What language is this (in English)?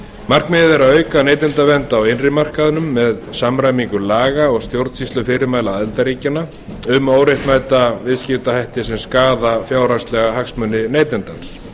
Icelandic